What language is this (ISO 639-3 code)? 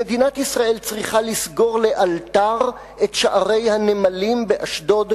heb